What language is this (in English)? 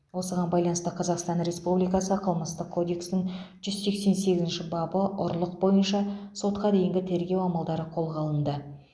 Kazakh